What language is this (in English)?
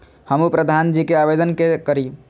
Maithili